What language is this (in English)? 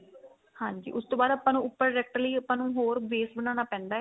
Punjabi